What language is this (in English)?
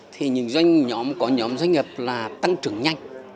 Vietnamese